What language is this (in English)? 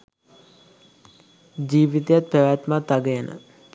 Sinhala